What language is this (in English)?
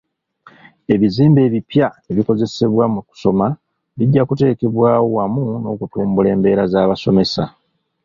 Ganda